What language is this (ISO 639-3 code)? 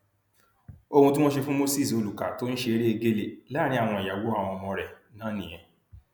yor